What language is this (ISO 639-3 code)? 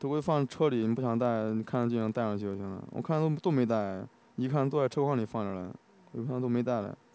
zho